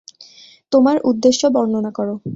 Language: Bangla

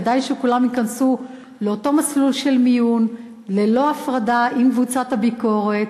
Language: Hebrew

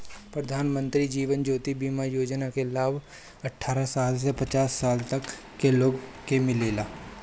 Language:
Bhojpuri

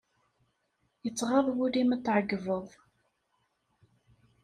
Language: Kabyle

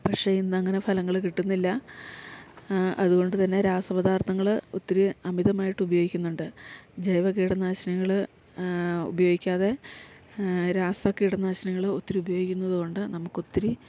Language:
Malayalam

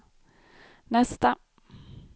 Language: Swedish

